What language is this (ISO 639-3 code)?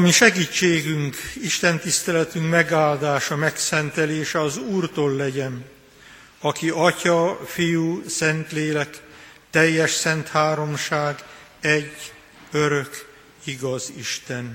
hun